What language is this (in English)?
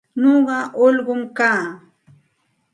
Santa Ana de Tusi Pasco Quechua